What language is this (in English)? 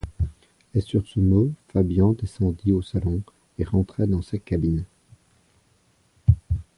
French